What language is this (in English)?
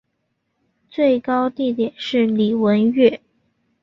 Chinese